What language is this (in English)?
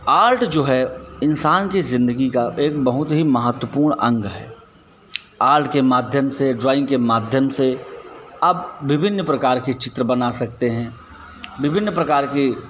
Hindi